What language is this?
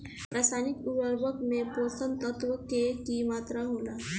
Bhojpuri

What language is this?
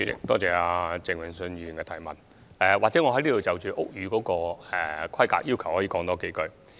Cantonese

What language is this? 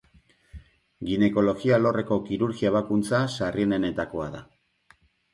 Basque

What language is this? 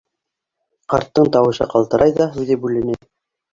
Bashkir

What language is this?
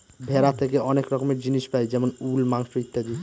Bangla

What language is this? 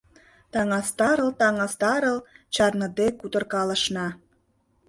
Mari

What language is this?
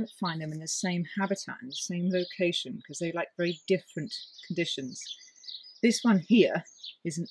English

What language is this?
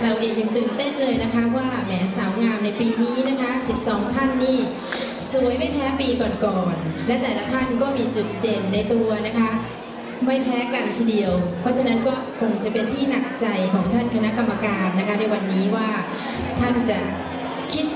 Thai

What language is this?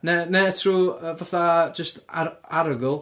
Welsh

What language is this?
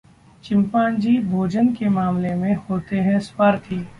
Hindi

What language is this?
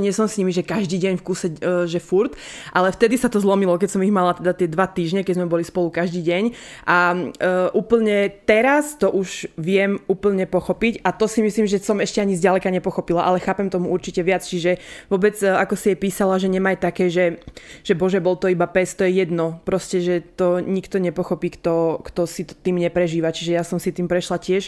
Slovak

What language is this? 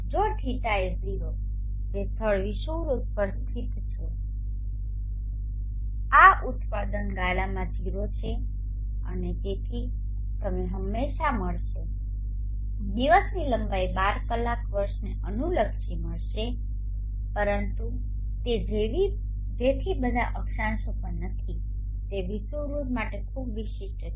Gujarati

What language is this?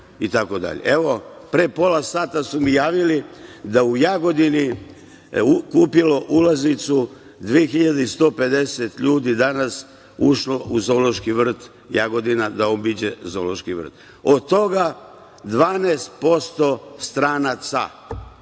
Serbian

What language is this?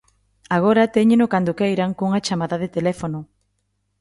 Galician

